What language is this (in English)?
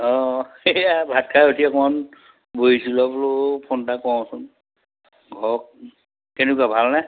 Assamese